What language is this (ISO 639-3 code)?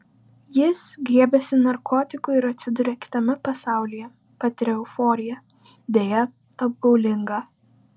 lit